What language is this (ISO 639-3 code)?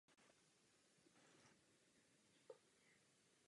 ces